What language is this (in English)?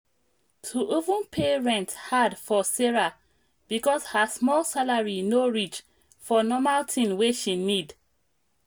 Nigerian Pidgin